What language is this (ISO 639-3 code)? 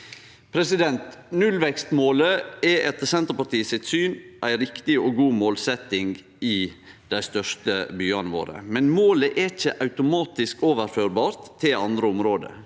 nor